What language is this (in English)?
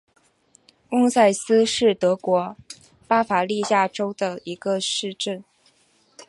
Chinese